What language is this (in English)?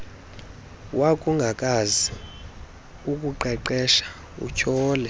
Xhosa